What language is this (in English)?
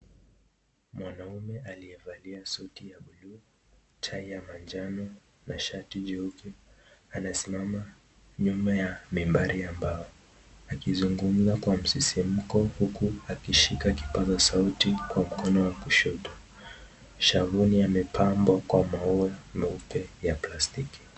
Swahili